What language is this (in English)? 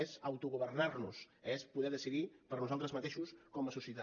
Catalan